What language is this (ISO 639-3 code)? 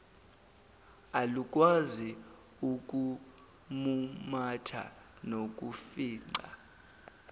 zul